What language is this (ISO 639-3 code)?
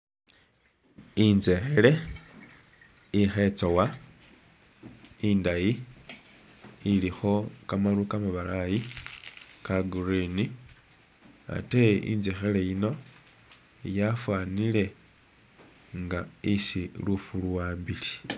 myx